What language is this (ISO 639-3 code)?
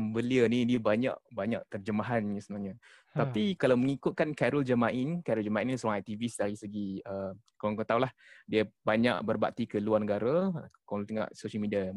msa